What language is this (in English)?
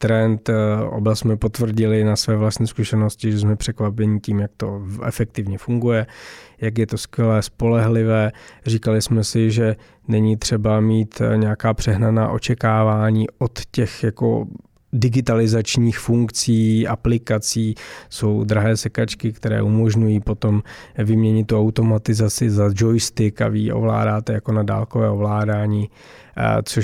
Czech